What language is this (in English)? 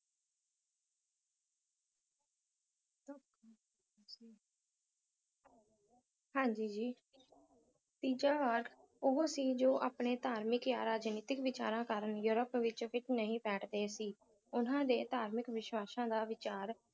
Punjabi